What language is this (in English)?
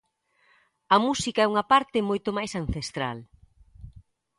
Galician